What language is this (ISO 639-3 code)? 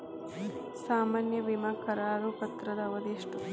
kan